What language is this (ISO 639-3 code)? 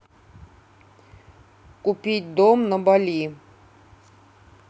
rus